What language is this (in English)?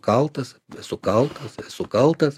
Lithuanian